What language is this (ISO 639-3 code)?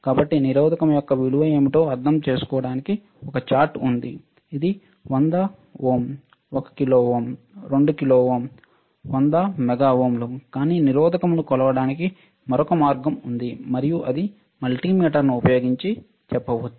tel